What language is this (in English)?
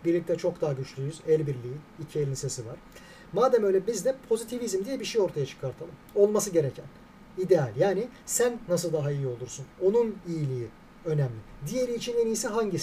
Turkish